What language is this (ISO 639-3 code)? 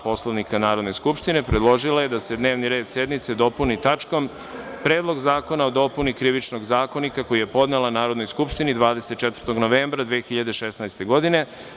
srp